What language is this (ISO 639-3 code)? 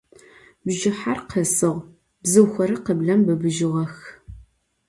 ady